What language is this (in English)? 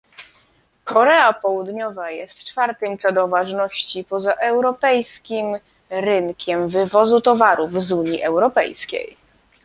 Polish